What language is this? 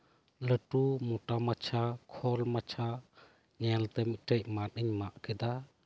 Santali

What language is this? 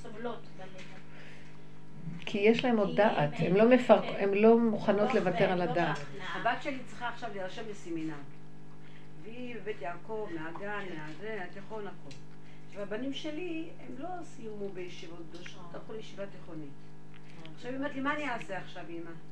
Hebrew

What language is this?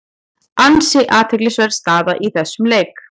Icelandic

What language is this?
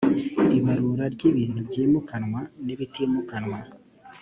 Kinyarwanda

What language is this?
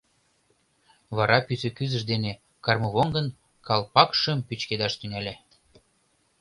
Mari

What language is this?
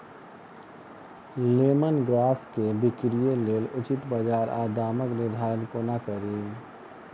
Maithili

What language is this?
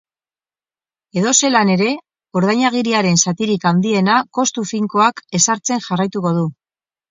Basque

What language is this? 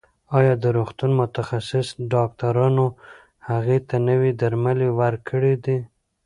Pashto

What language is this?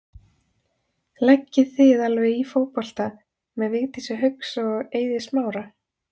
Icelandic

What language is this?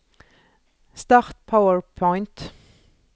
Norwegian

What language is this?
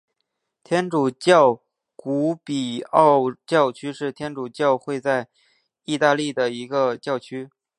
Chinese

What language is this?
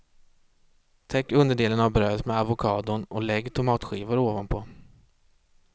Swedish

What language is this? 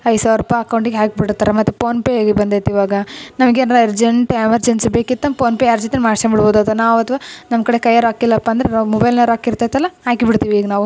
Kannada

